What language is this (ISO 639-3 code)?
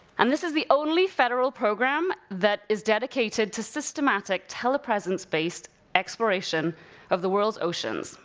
eng